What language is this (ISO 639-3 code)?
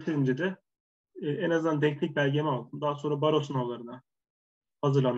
tur